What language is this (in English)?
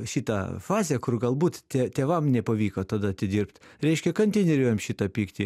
Lithuanian